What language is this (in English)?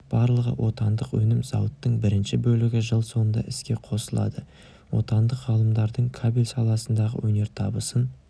Kazakh